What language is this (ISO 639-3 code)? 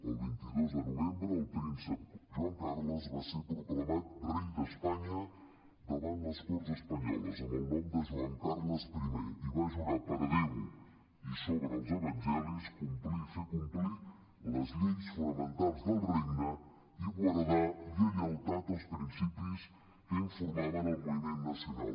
cat